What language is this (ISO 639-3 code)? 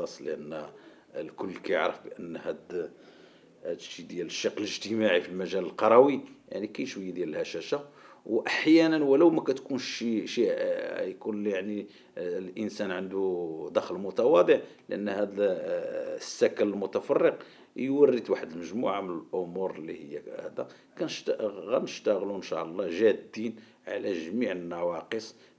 ara